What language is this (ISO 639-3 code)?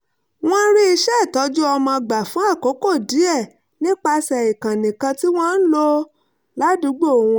yor